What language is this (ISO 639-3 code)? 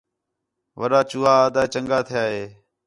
xhe